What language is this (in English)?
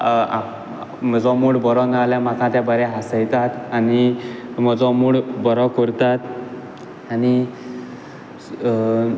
Konkani